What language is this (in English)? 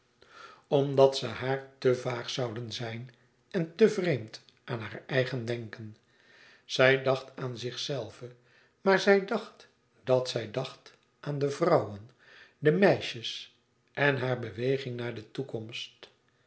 Dutch